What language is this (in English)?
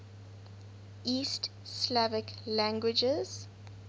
English